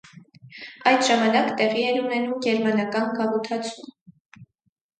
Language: Armenian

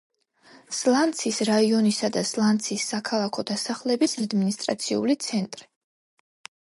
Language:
Georgian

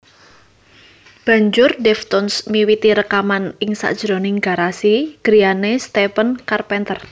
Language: Javanese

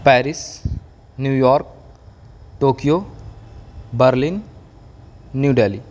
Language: Urdu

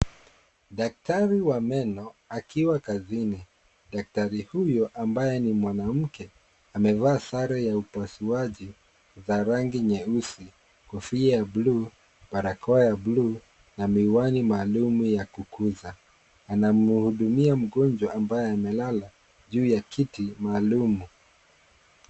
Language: Swahili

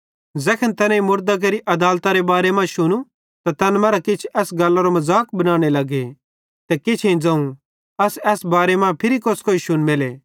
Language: Bhadrawahi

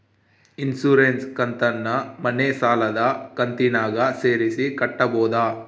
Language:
Kannada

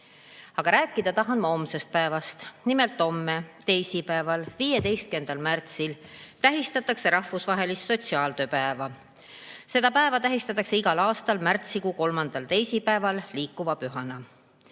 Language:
Estonian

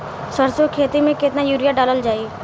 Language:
Bhojpuri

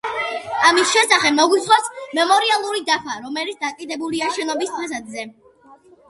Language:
Georgian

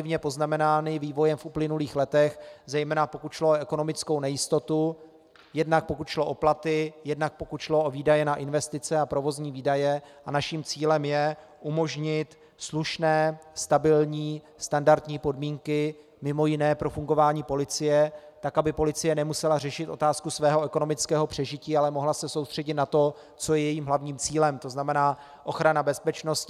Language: Czech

